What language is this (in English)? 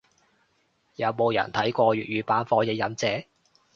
Cantonese